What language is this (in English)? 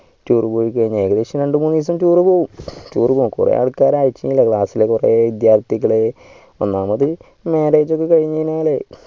Malayalam